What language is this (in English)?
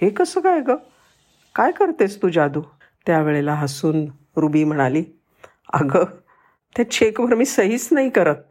Marathi